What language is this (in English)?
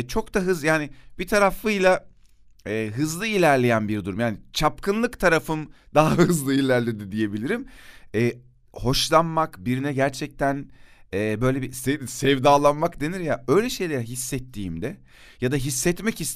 Turkish